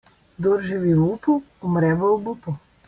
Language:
Slovenian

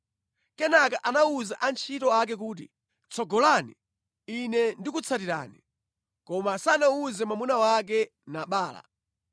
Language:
Nyanja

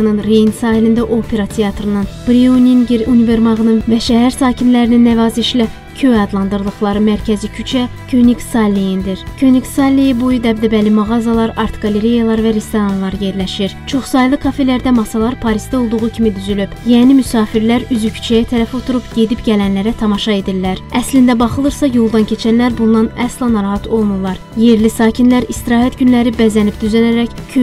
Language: Turkish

